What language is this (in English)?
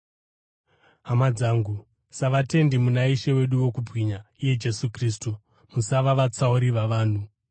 Shona